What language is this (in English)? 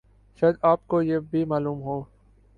Urdu